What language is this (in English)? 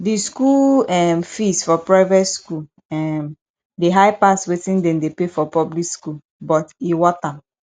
Nigerian Pidgin